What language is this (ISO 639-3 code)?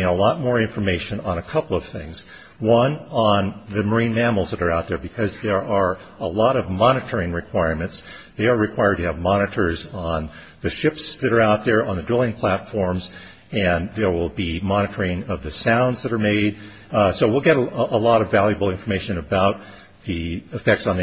eng